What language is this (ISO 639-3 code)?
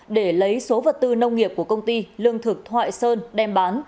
vie